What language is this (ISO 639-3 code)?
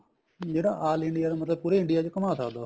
pan